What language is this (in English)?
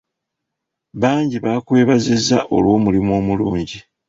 Ganda